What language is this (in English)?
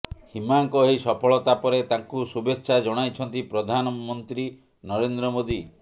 Odia